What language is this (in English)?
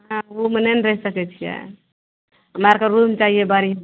Maithili